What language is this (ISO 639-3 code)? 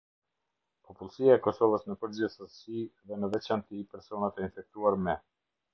sqi